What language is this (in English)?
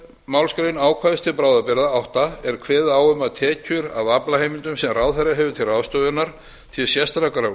Icelandic